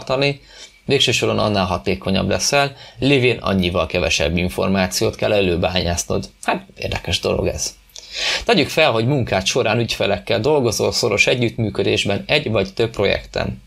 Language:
Hungarian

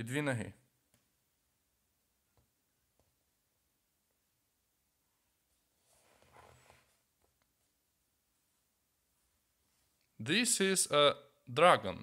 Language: Ukrainian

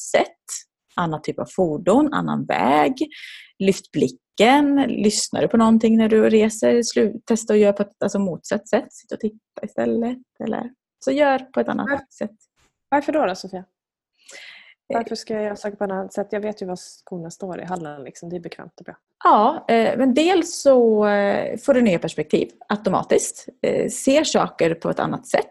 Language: Swedish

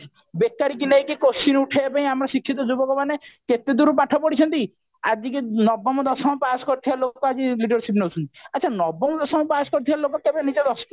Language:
Odia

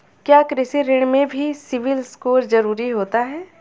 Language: Hindi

